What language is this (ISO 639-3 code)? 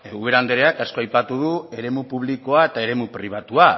eus